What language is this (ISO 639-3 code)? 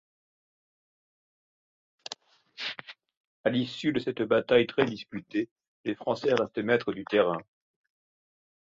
fra